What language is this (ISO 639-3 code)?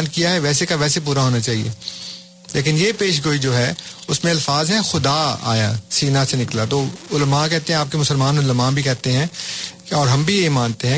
urd